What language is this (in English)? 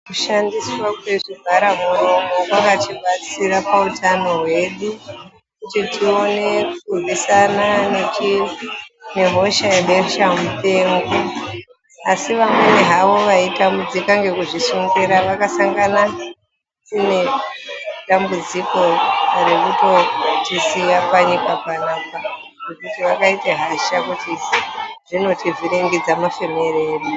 Ndau